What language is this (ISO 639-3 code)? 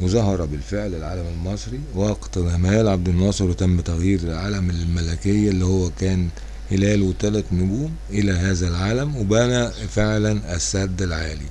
ara